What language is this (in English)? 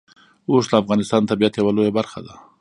Pashto